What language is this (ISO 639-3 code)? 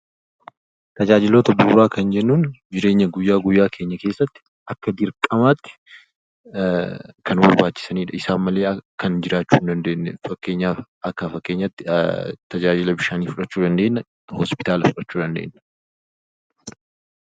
orm